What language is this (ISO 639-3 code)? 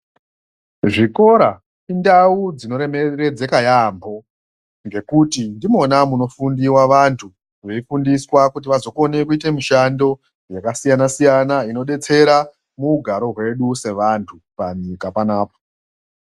ndc